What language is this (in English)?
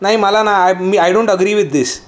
Marathi